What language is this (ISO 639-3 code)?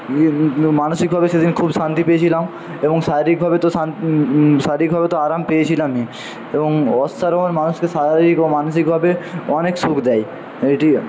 ben